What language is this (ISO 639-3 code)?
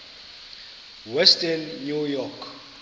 xho